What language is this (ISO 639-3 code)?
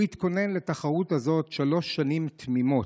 heb